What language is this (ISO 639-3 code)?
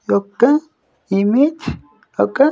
tel